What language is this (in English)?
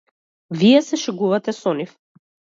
Macedonian